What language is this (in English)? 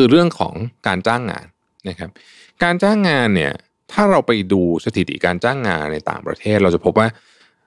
Thai